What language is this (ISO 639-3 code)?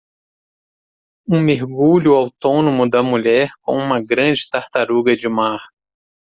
por